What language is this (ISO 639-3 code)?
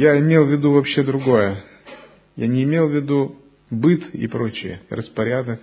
rus